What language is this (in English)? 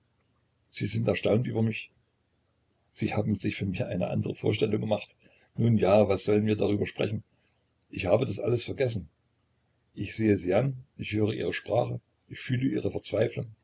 German